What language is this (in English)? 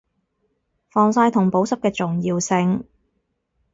Cantonese